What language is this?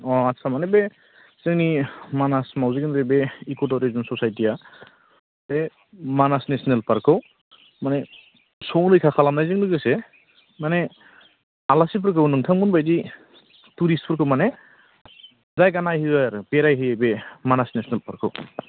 Bodo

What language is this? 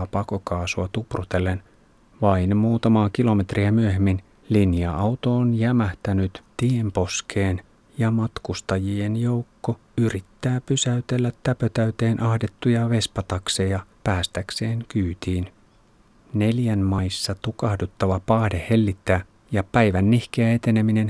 Finnish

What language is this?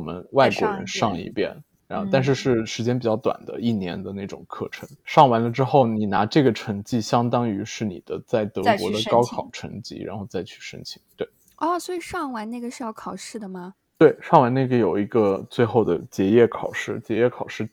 Chinese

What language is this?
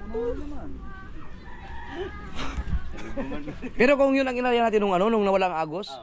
Filipino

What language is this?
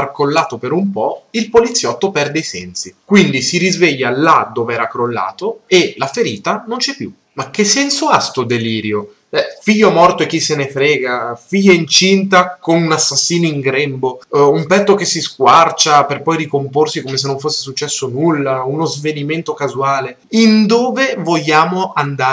Italian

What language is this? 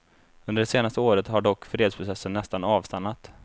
Swedish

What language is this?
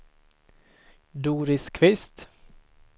Swedish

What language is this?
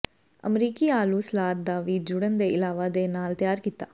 Punjabi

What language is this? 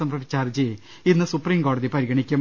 Malayalam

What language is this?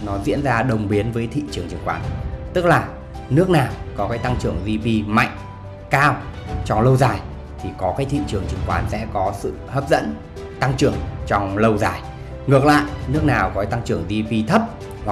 Vietnamese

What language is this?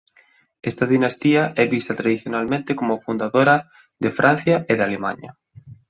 Galician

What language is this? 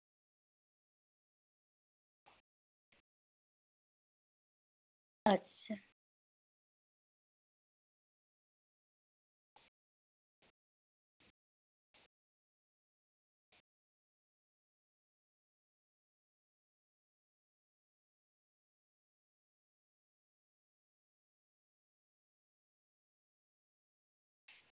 Santali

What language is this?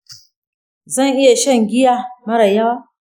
Hausa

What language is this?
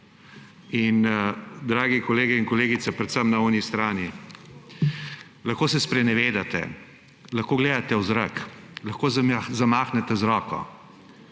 Slovenian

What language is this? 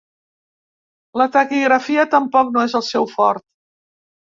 Catalan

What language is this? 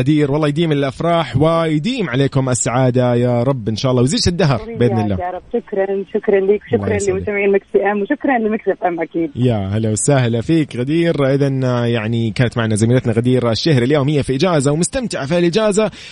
Arabic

